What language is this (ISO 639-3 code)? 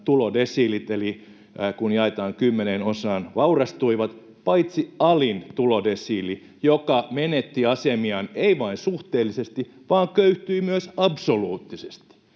fin